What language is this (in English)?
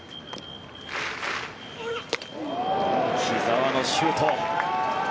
Japanese